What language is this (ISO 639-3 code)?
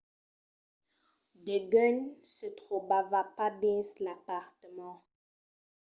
oci